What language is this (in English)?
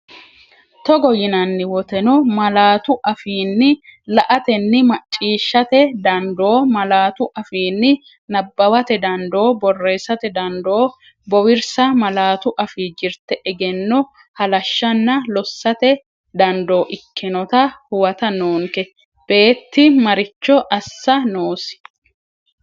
Sidamo